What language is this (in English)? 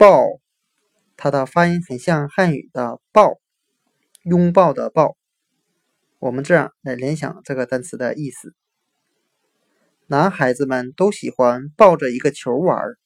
Chinese